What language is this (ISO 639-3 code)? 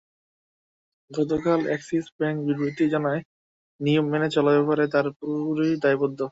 ben